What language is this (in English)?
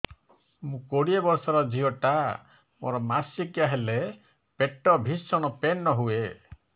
Odia